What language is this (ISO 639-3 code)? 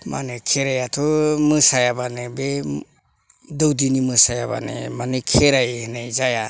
brx